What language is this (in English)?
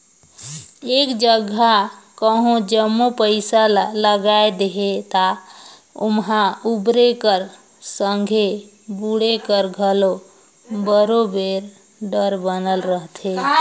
Chhattisgarhi